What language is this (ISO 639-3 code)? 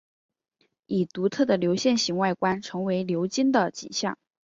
zho